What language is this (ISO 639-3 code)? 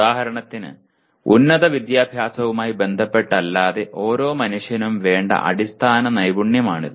mal